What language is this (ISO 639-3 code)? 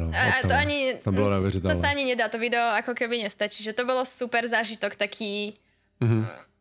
ces